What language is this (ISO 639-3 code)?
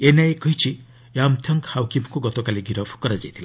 ori